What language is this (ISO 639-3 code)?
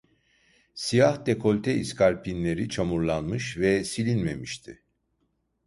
tur